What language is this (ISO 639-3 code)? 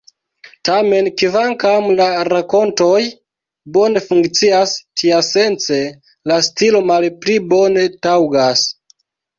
epo